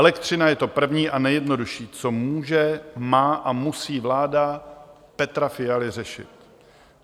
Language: Czech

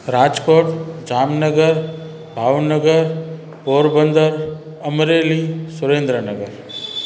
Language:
Sindhi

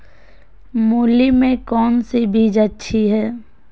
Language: Magahi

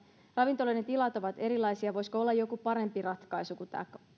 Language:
Finnish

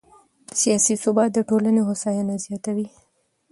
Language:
Pashto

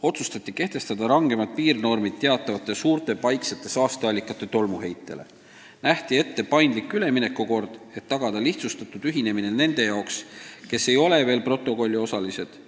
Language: Estonian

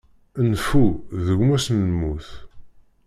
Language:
Kabyle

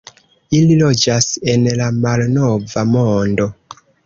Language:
Esperanto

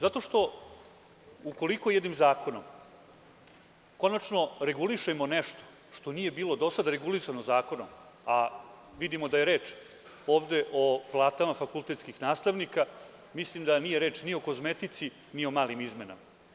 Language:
Serbian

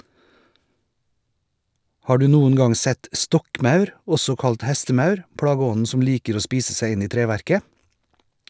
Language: Norwegian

